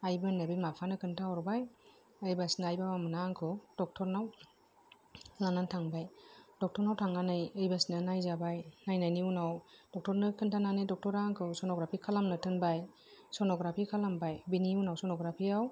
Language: Bodo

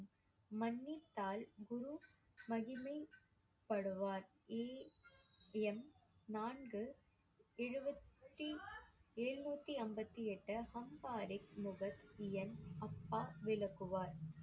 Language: Tamil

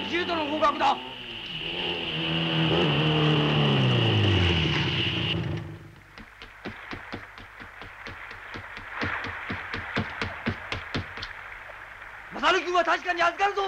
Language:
Japanese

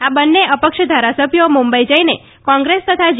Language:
Gujarati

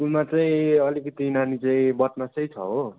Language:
Nepali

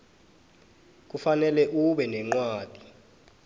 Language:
South Ndebele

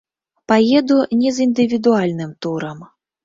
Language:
Belarusian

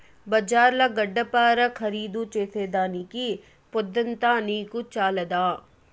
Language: Telugu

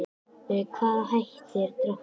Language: Icelandic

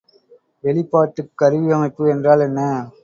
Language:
Tamil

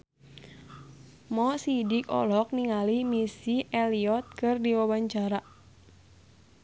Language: Sundanese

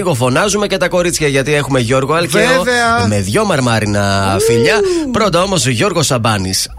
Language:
Greek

